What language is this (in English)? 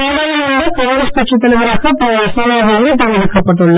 Tamil